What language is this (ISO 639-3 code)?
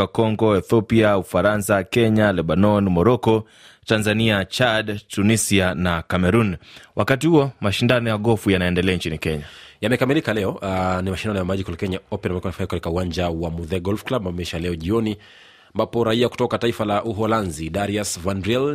swa